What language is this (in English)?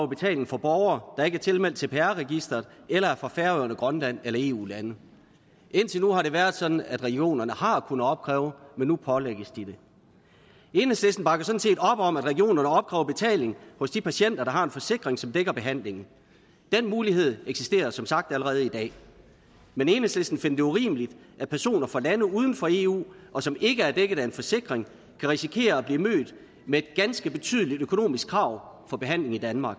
Danish